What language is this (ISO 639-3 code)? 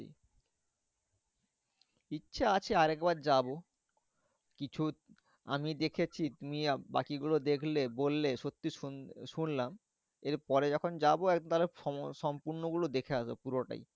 ben